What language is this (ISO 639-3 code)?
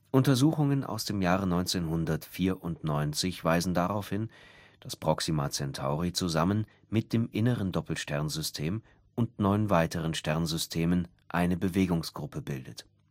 deu